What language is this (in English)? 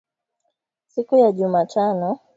Swahili